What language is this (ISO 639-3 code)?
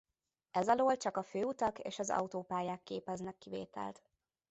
hun